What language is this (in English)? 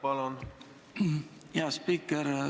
Estonian